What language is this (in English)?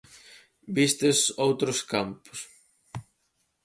Galician